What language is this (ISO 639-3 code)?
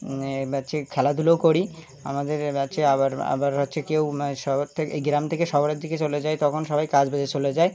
ben